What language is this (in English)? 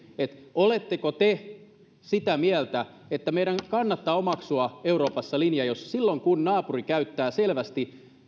Finnish